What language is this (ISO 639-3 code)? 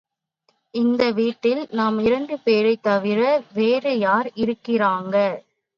tam